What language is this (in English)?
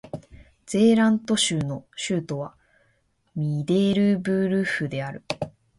Japanese